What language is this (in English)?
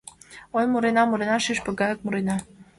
Mari